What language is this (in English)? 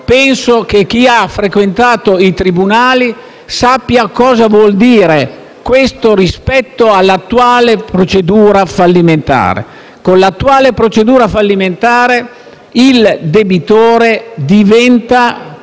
Italian